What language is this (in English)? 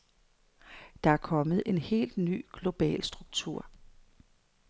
Danish